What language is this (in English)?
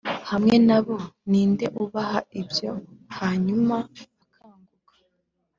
Kinyarwanda